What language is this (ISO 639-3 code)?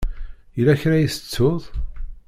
kab